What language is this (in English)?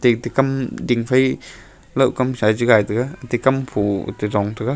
Wancho Naga